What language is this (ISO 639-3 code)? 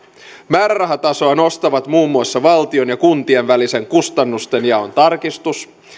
fin